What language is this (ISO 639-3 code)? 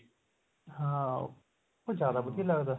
pan